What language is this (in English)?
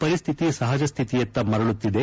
Kannada